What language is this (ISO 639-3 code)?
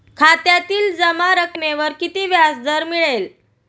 mar